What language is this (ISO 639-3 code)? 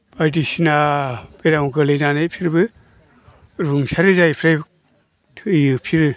brx